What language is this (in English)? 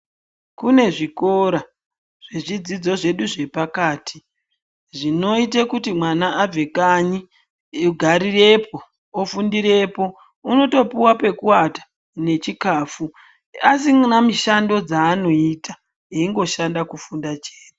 Ndau